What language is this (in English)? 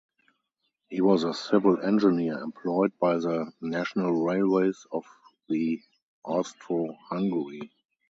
English